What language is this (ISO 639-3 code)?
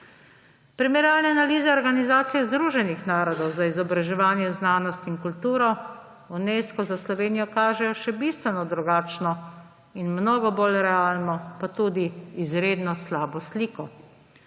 slv